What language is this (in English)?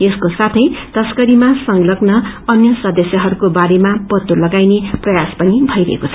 Nepali